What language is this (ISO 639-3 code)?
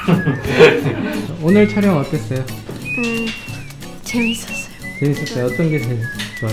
kor